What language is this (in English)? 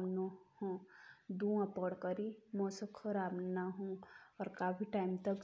Jaunsari